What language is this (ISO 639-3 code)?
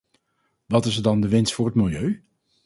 nld